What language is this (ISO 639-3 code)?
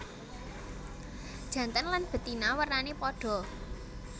jav